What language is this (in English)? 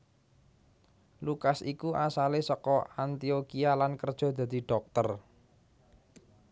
Javanese